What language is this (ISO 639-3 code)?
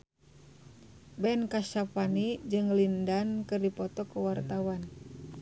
sun